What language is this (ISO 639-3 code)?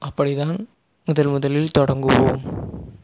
tam